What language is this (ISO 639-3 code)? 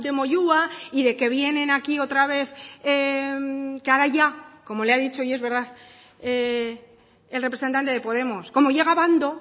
spa